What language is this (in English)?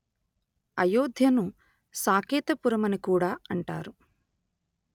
Telugu